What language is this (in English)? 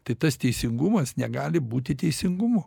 Lithuanian